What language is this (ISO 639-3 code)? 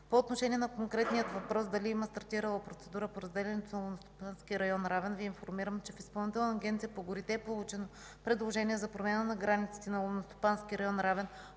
bul